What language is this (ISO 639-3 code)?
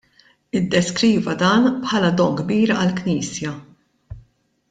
mlt